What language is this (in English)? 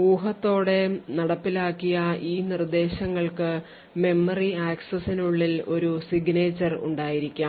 Malayalam